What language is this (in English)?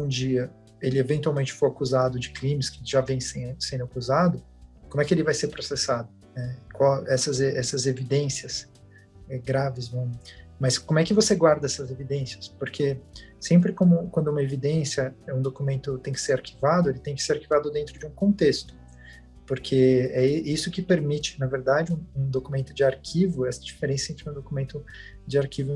Portuguese